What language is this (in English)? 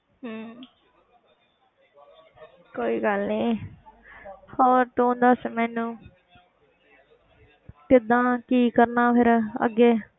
Punjabi